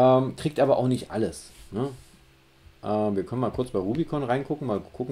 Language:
German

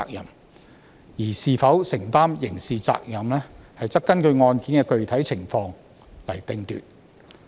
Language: Cantonese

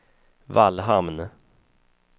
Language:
Swedish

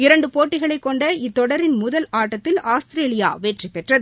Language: Tamil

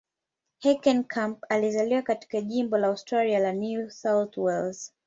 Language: Swahili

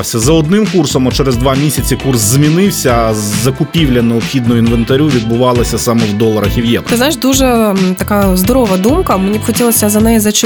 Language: Ukrainian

